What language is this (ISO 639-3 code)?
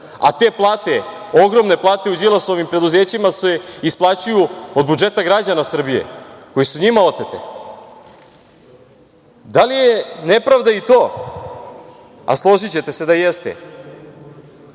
srp